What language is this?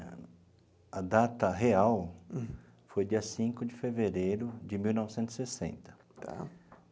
Portuguese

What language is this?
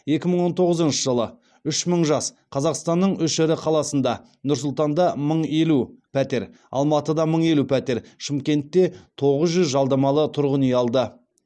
Kazakh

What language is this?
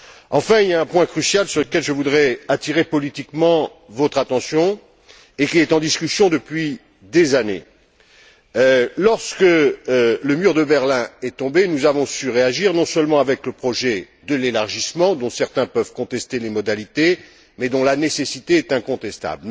French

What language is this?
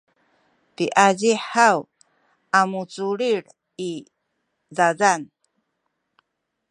Sakizaya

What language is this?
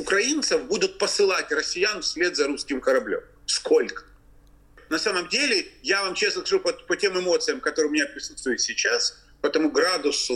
Russian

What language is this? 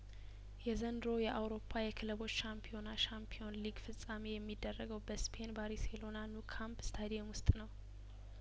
Amharic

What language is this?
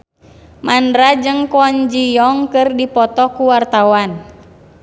Sundanese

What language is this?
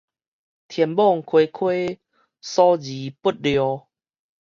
Min Nan Chinese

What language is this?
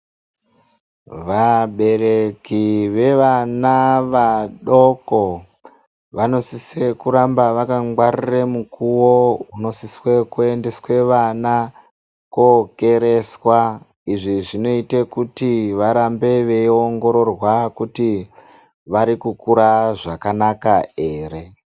Ndau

